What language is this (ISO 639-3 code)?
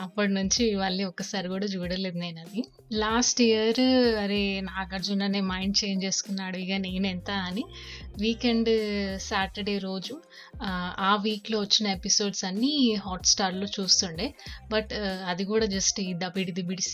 tel